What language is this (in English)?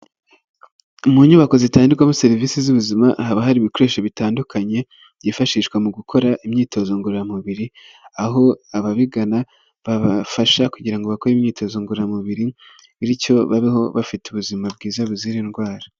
Kinyarwanda